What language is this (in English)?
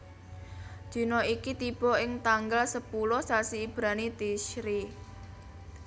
Javanese